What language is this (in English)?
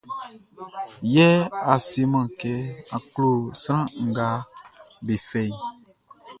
Baoulé